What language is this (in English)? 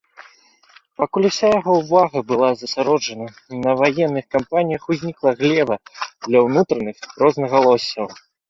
Belarusian